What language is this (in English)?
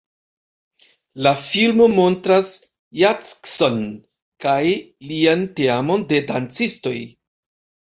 Esperanto